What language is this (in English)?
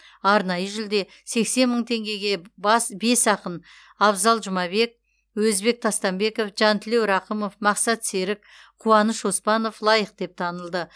Kazakh